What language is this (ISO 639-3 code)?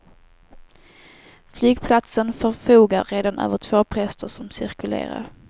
swe